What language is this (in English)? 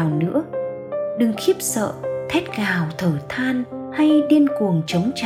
Vietnamese